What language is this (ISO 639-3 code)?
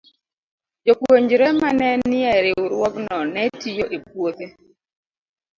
luo